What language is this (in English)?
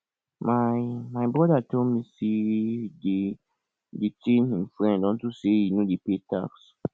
Nigerian Pidgin